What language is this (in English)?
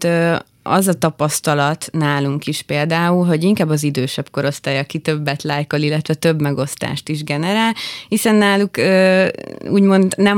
Hungarian